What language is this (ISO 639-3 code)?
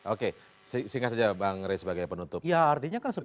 ind